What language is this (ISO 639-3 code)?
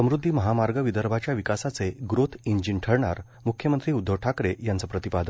mar